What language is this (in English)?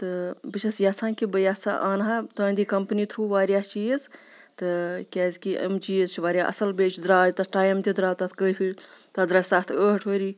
Kashmiri